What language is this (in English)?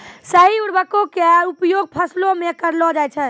Maithili